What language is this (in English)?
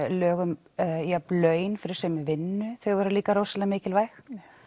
Icelandic